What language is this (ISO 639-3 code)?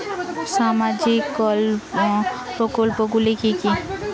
ben